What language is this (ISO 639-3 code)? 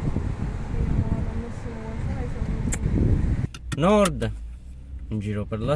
ita